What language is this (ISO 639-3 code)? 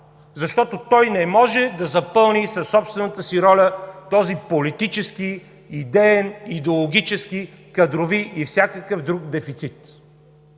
bul